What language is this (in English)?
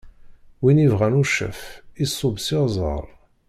Kabyle